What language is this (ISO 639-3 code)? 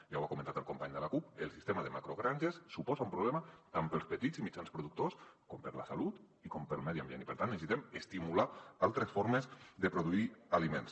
cat